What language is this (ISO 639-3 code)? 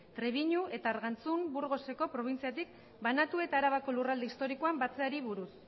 eus